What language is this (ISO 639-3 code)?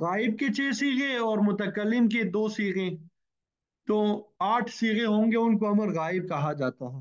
ara